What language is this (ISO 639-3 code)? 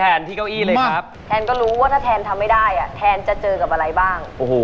tha